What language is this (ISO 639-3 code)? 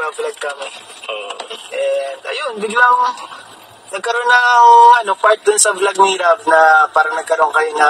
fil